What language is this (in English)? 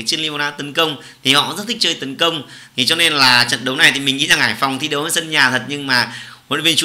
Vietnamese